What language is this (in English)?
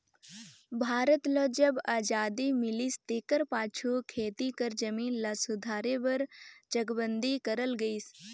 Chhattisgarhi